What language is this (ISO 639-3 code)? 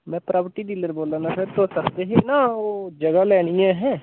doi